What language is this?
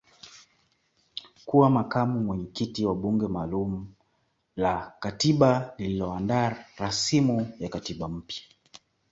Swahili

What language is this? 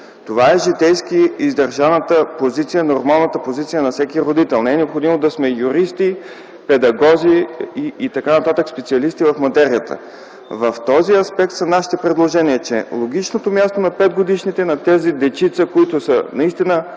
Bulgarian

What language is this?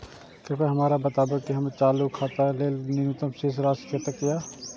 Maithili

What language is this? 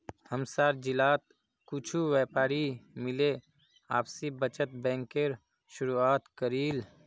Magahi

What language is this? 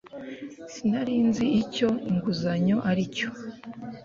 Kinyarwanda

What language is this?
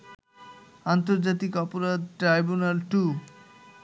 Bangla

